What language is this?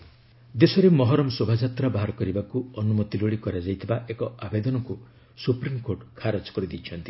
Odia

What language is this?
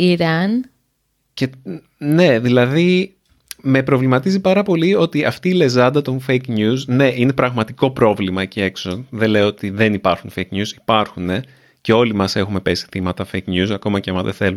Greek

